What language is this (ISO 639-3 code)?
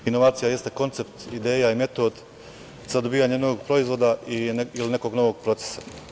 srp